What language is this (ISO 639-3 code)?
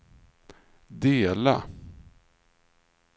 swe